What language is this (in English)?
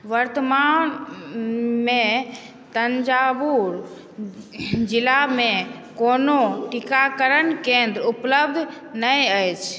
Maithili